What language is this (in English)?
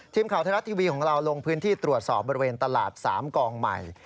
Thai